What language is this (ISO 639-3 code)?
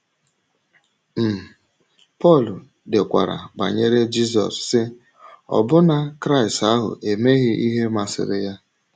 ibo